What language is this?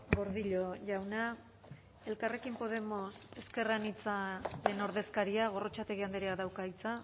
Basque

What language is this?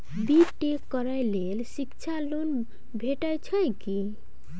Maithili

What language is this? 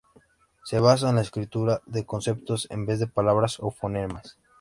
Spanish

